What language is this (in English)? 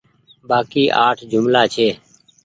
Goaria